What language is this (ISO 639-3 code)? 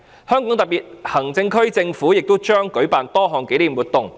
yue